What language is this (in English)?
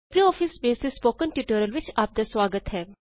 Punjabi